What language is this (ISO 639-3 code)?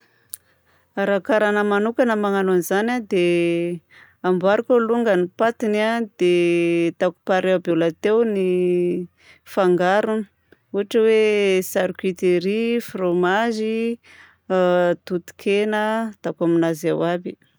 bzc